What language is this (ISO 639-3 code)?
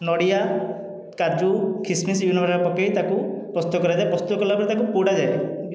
ori